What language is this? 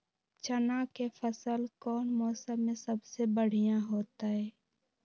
Magahi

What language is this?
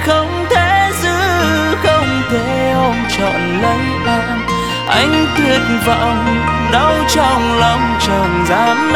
Vietnamese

